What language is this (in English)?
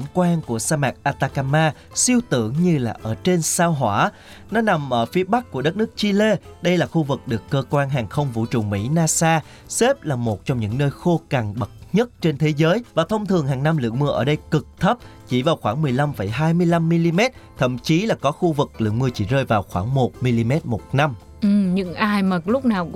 Vietnamese